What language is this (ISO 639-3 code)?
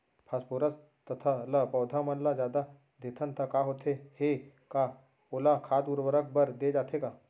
hne